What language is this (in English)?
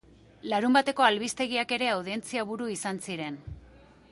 Basque